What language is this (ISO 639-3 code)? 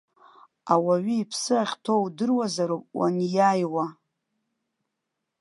abk